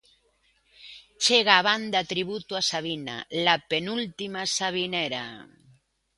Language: Galician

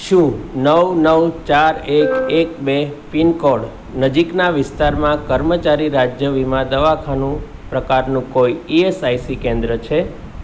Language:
Gujarati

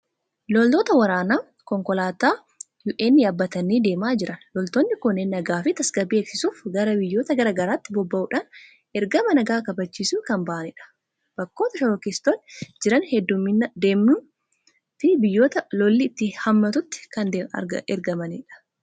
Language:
Oromo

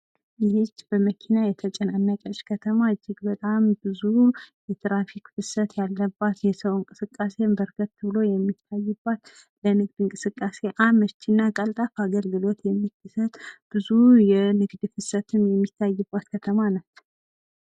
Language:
Amharic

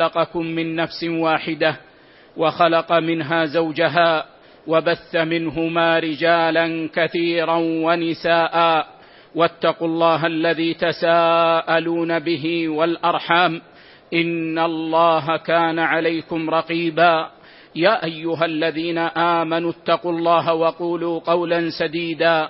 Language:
Arabic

